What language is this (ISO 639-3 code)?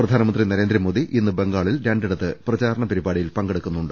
mal